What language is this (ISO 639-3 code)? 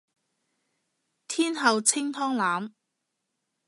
yue